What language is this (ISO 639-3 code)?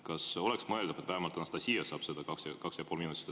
est